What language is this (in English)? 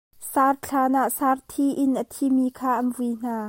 Hakha Chin